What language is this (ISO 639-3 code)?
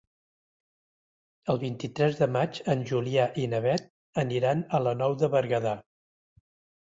cat